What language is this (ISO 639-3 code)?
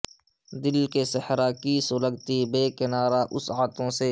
urd